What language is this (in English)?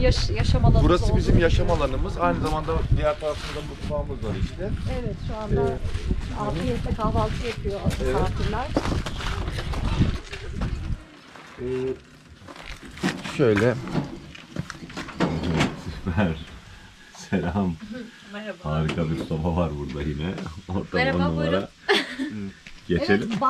Turkish